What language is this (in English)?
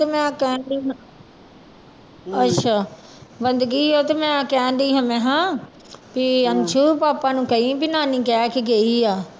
Punjabi